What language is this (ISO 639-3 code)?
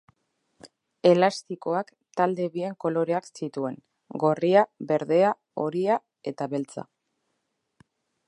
eus